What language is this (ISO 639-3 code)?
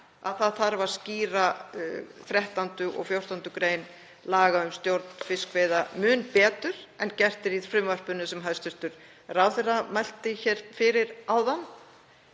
isl